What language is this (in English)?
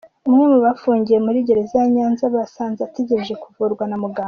Kinyarwanda